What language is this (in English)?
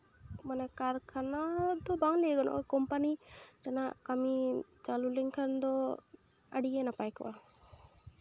Santali